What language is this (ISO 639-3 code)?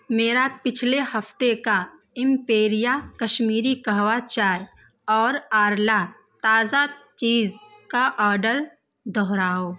urd